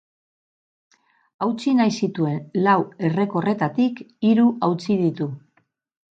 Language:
Basque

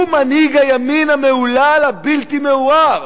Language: Hebrew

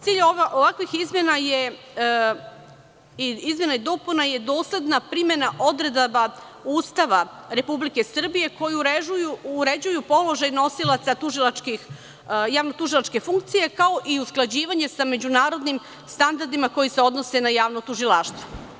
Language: Serbian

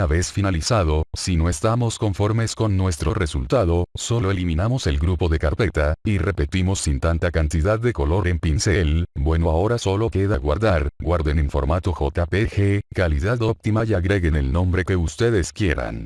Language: Spanish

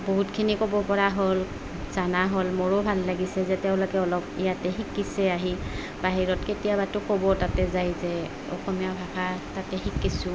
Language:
Assamese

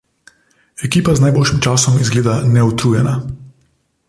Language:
Slovenian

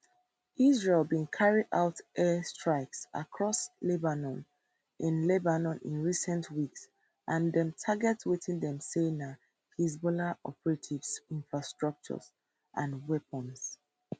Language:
Nigerian Pidgin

